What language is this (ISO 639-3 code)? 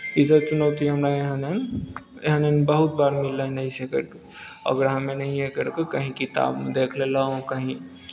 mai